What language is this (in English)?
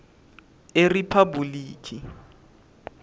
Swati